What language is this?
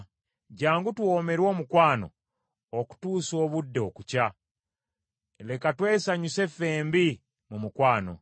Ganda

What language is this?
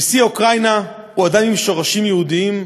Hebrew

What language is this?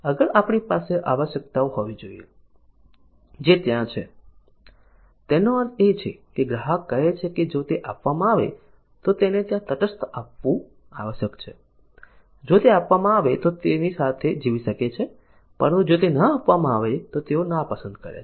Gujarati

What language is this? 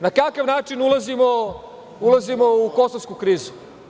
Serbian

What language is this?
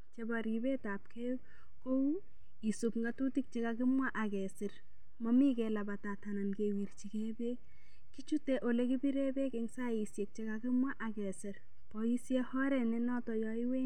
Kalenjin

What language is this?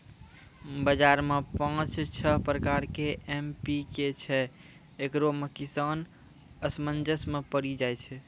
Maithili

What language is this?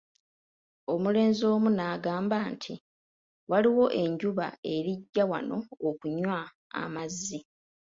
Ganda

